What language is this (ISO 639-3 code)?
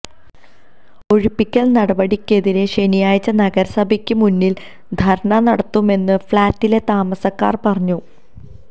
mal